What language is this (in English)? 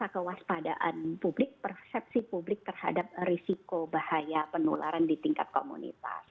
Indonesian